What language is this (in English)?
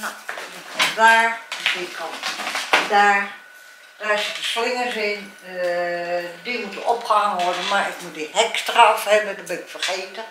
Dutch